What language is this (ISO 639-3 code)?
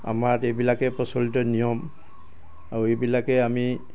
asm